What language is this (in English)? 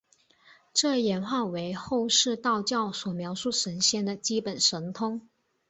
Chinese